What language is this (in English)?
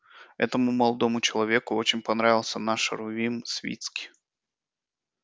Russian